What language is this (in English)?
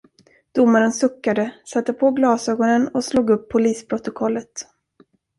Swedish